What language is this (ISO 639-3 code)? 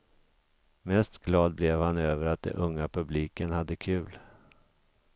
swe